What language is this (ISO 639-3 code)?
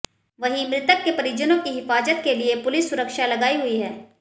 hin